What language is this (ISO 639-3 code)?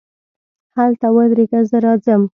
pus